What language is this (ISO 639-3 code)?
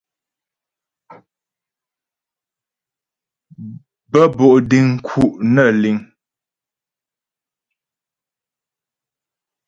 bbj